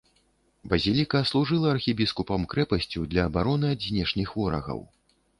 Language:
Belarusian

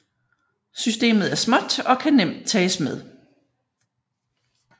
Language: Danish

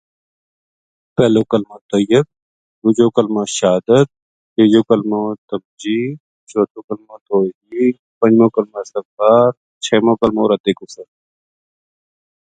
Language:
Gujari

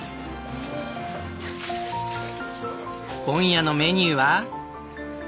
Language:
Japanese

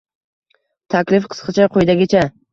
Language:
Uzbek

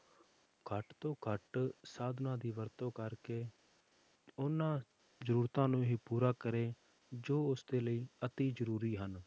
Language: Punjabi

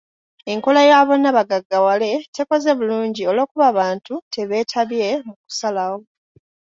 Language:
Ganda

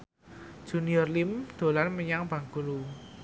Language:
Javanese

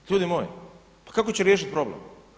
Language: Croatian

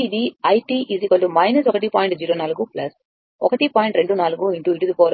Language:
Telugu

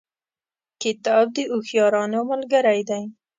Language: Pashto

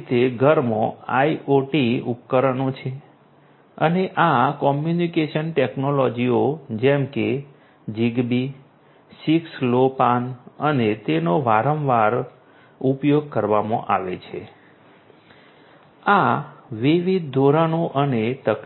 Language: Gujarati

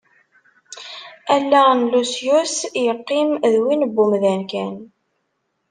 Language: Kabyle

